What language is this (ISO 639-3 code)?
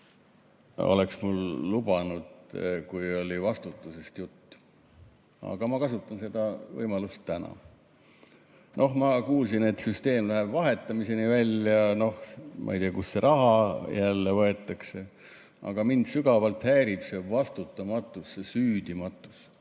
est